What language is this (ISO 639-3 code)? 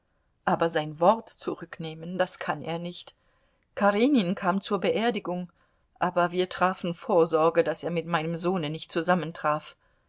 deu